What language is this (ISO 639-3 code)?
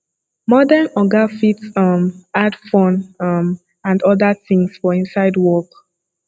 pcm